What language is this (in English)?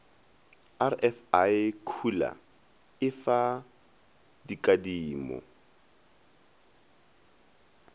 Northern Sotho